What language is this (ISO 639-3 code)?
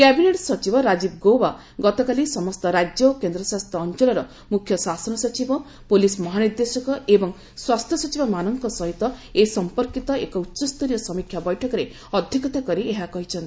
ori